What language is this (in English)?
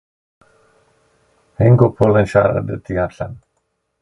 Welsh